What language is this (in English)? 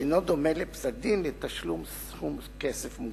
Hebrew